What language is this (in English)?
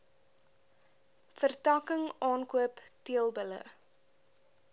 Afrikaans